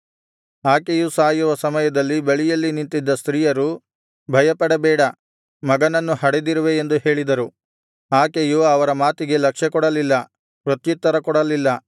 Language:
Kannada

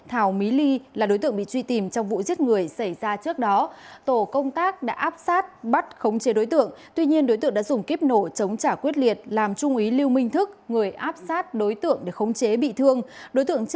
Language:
Vietnamese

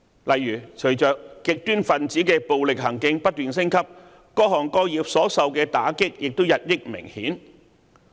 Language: Cantonese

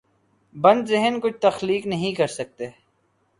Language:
Urdu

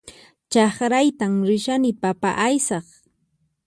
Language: Puno Quechua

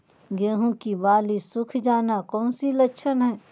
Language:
Magahi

